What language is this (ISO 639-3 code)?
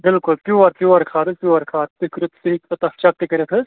kas